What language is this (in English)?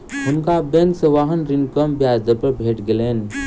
Maithili